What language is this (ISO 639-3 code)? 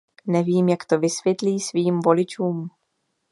ces